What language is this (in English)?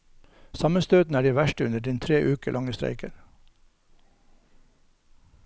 Norwegian